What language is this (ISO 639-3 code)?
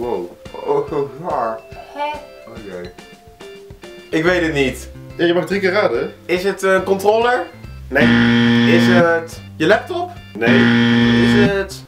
nld